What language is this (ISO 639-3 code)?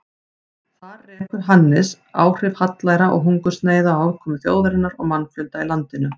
isl